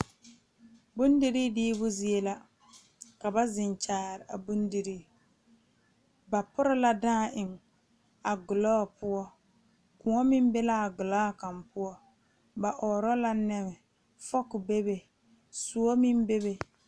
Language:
Southern Dagaare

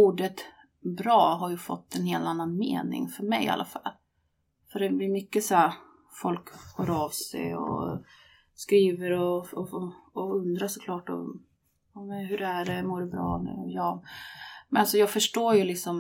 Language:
Swedish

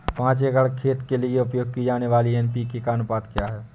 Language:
Hindi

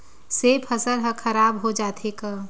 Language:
Chhattisgarhi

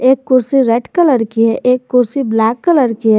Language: Hindi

